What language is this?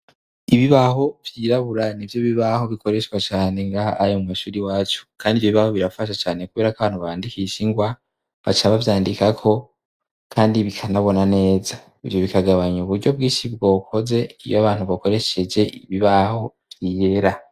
Rundi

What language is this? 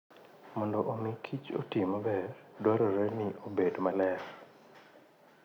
Luo (Kenya and Tanzania)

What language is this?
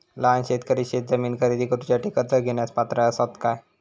Marathi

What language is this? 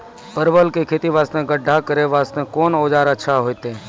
Maithili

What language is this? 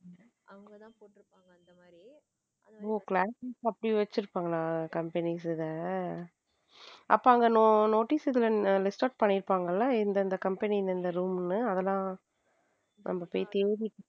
Tamil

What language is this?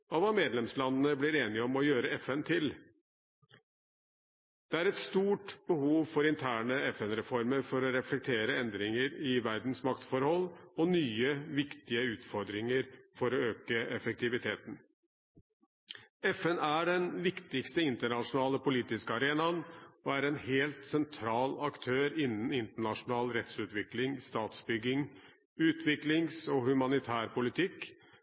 Norwegian Bokmål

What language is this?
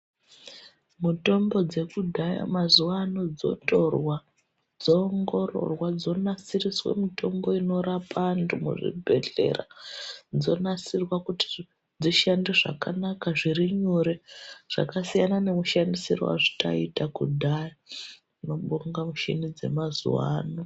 Ndau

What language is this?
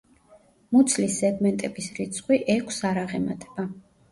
Georgian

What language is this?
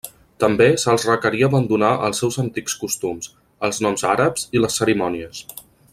Catalan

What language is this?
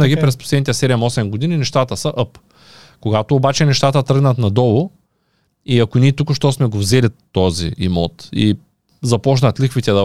Bulgarian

